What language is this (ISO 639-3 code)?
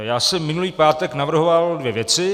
ces